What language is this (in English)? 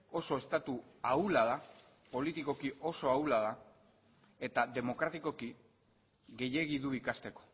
Basque